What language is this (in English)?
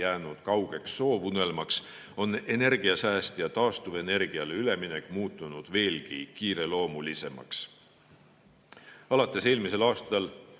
Estonian